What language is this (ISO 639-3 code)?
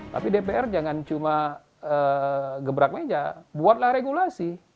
ind